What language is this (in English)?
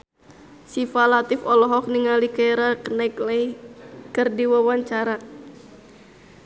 Sundanese